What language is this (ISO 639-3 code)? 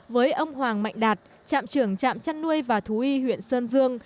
vie